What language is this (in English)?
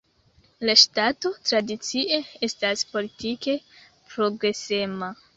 Esperanto